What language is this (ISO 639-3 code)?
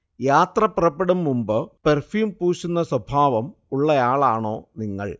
mal